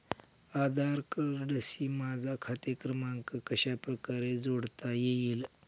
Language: Marathi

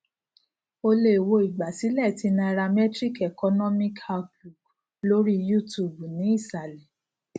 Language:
Yoruba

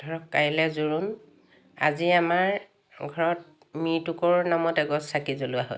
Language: Assamese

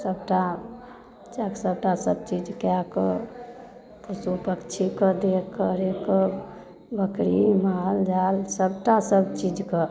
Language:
Maithili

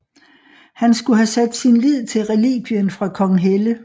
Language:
Danish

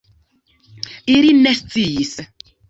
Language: Esperanto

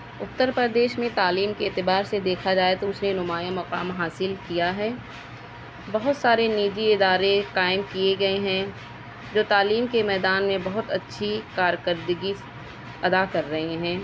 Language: Urdu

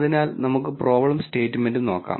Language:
Malayalam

